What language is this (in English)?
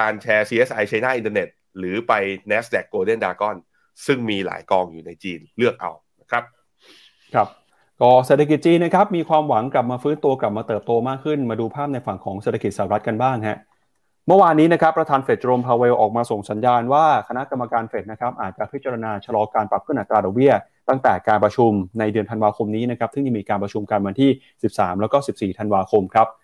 Thai